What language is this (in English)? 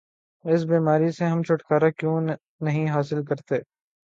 Urdu